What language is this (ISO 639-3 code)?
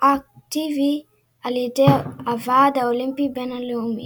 heb